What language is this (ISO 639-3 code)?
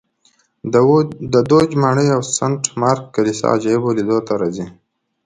pus